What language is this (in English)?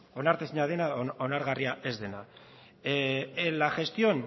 Basque